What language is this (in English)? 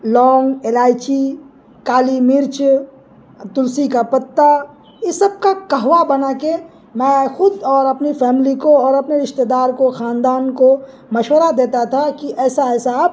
Urdu